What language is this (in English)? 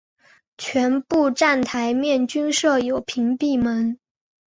Chinese